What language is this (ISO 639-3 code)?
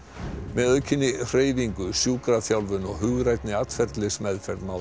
isl